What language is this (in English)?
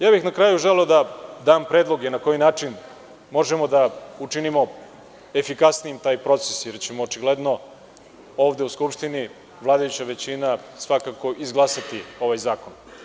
Serbian